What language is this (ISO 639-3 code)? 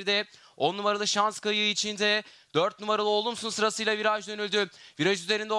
tur